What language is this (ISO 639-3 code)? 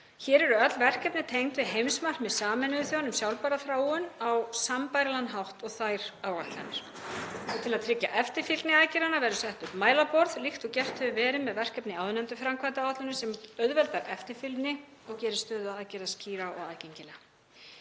isl